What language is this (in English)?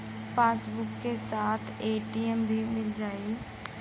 Bhojpuri